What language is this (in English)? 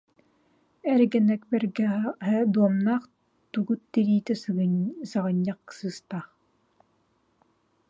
Yakut